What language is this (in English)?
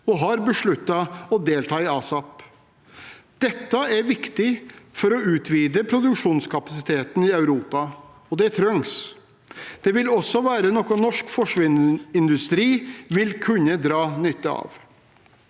Norwegian